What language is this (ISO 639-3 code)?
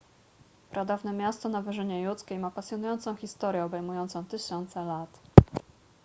pol